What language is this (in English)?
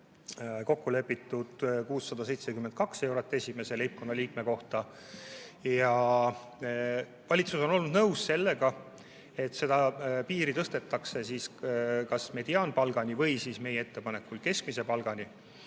Estonian